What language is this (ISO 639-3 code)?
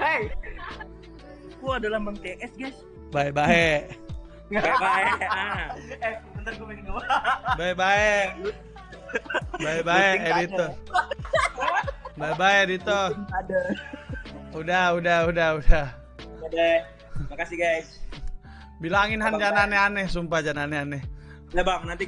ind